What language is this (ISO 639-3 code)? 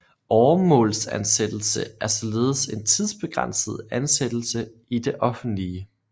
dan